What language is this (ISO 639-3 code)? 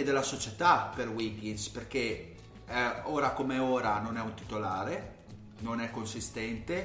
ita